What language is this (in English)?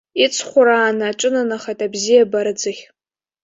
Abkhazian